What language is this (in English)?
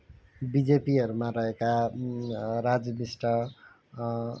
Nepali